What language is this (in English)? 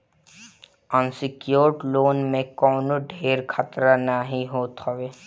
Bhojpuri